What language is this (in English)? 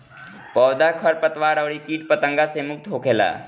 Bhojpuri